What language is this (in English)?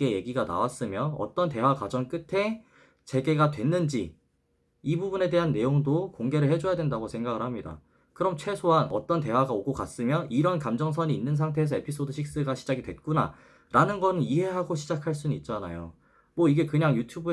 Korean